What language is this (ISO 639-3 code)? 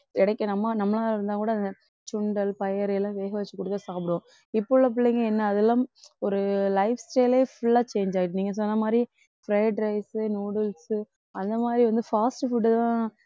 tam